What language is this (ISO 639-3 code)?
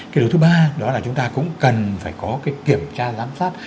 vie